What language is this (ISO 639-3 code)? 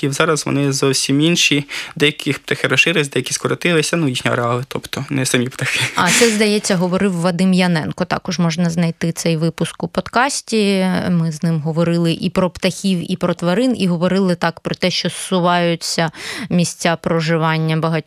ukr